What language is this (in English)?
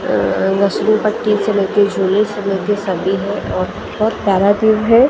Hindi